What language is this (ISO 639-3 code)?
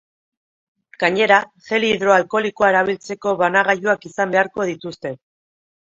eus